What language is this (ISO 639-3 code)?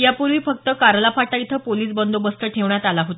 mar